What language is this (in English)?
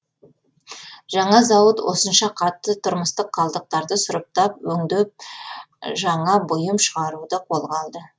Kazakh